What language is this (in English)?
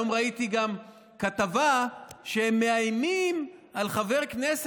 Hebrew